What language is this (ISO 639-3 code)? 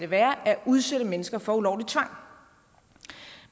dan